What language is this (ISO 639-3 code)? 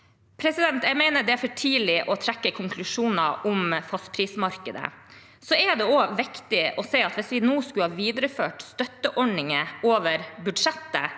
nor